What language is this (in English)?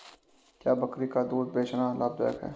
Hindi